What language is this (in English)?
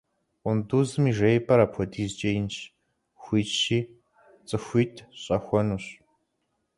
Kabardian